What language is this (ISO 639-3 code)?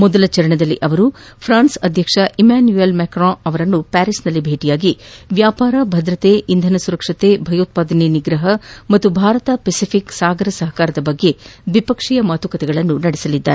kan